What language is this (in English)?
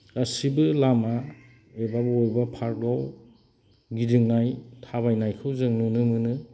Bodo